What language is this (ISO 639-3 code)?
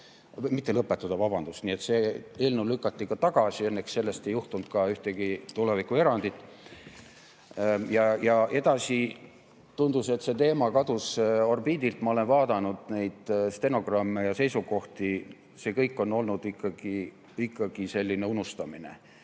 est